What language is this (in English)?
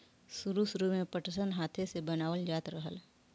Bhojpuri